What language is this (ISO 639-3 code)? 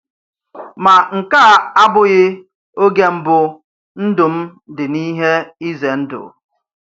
ibo